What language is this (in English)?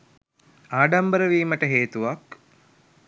Sinhala